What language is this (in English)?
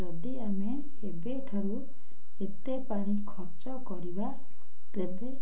Odia